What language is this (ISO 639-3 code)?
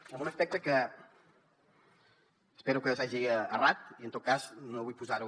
cat